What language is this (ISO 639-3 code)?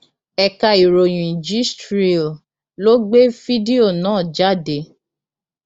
yor